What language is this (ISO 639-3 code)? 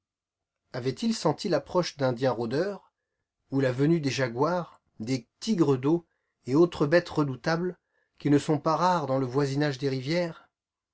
fra